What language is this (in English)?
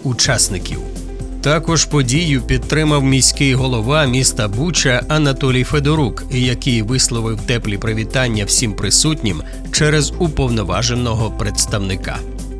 Ukrainian